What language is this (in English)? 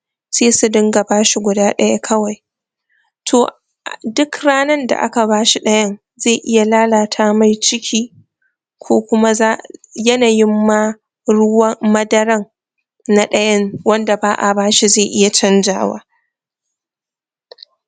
Hausa